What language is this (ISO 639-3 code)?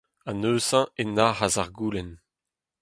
bre